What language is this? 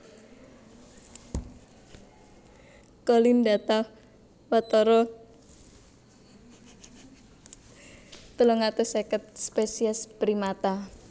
Javanese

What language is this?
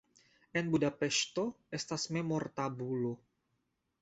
Esperanto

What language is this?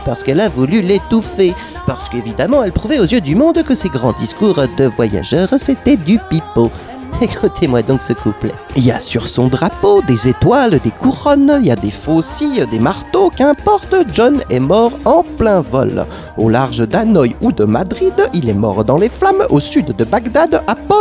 French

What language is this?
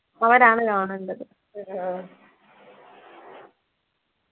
Malayalam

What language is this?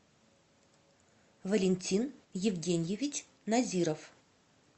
Russian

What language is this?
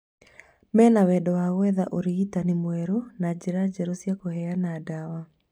Kikuyu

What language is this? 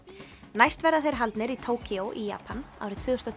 Icelandic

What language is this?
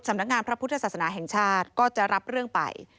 Thai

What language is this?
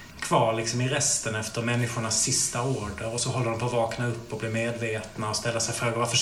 Swedish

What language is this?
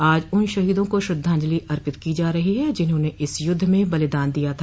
Hindi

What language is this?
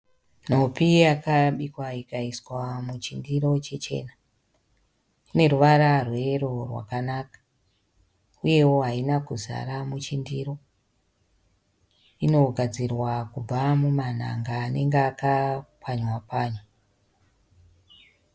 Shona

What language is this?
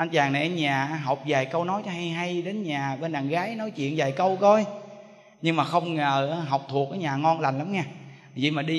Vietnamese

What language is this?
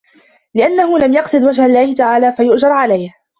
Arabic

